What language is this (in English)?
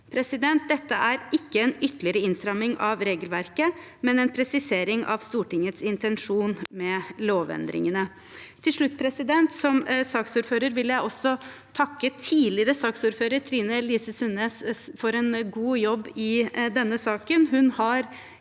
Norwegian